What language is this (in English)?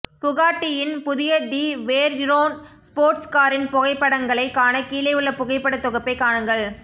Tamil